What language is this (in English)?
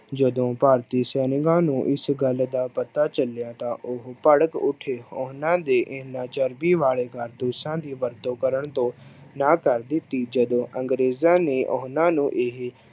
Punjabi